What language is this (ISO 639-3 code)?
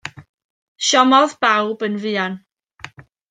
cym